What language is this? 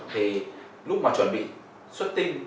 Vietnamese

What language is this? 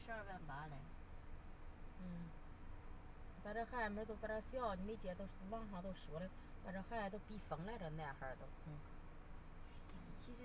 Chinese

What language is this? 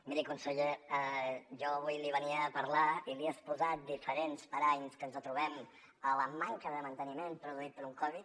Catalan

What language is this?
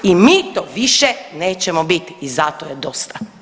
Croatian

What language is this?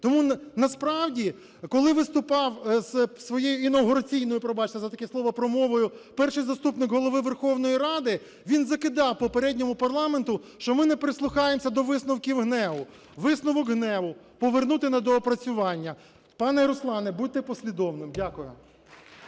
Ukrainian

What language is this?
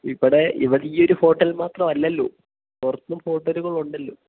Malayalam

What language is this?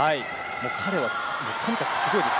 Japanese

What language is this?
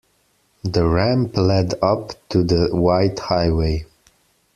English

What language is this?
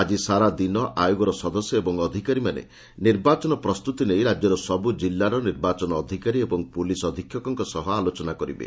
Odia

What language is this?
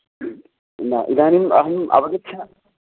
Sanskrit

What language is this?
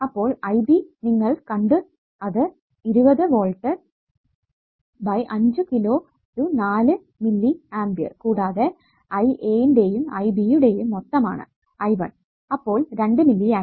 Malayalam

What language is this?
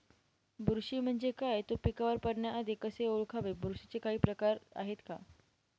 Marathi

